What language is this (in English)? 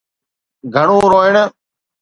Sindhi